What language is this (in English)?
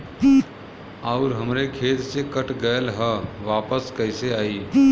Bhojpuri